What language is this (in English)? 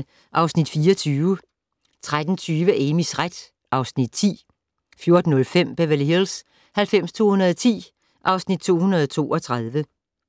Danish